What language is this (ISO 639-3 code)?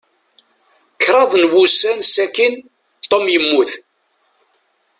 kab